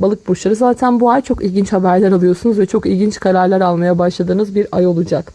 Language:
Turkish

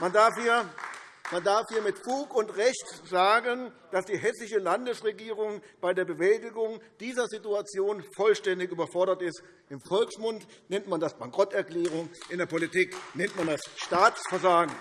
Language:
German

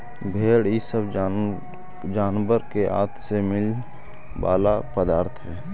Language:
Magahi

